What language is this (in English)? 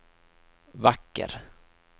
Swedish